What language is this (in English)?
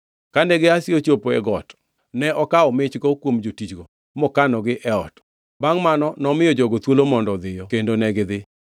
Luo (Kenya and Tanzania)